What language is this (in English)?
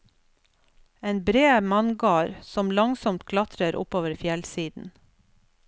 Norwegian